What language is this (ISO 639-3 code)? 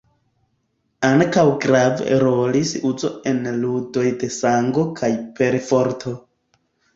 epo